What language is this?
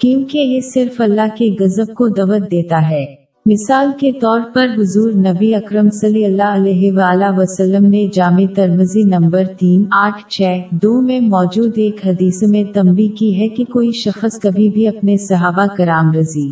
Urdu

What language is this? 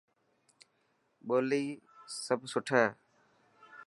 Dhatki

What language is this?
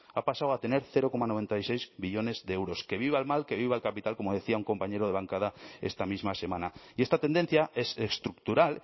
Spanish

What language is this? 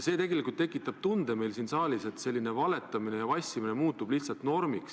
Estonian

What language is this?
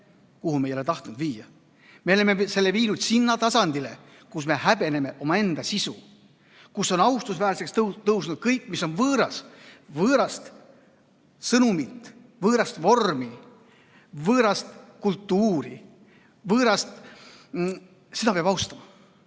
Estonian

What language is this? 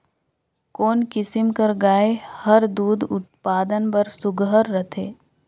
Chhattisgarhi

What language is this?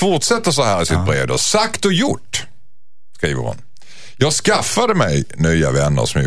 Swedish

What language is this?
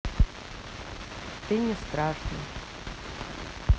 Russian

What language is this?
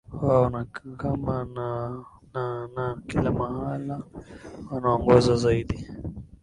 Swahili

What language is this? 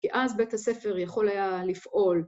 Hebrew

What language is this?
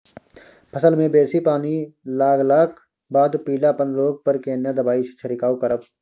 Maithili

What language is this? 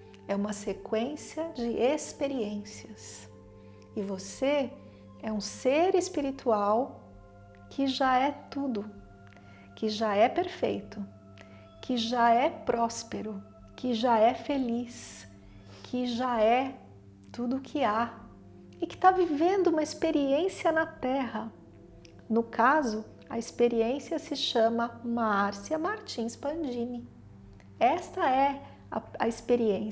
Portuguese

